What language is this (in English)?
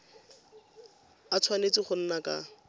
Tswana